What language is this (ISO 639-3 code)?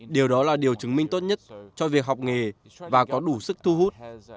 vie